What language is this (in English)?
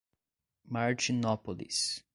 Portuguese